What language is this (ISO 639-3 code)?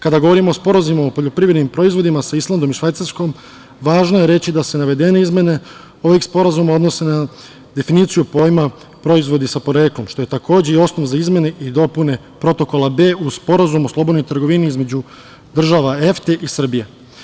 srp